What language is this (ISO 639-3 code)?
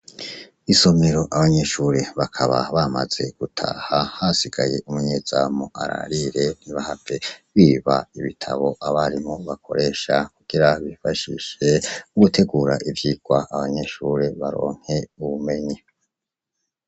run